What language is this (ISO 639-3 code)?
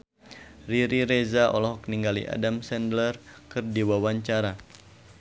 sun